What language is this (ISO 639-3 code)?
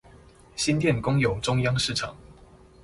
zho